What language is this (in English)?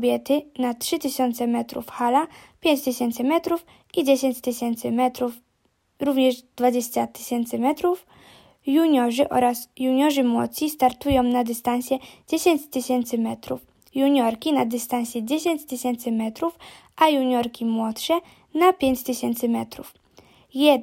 Polish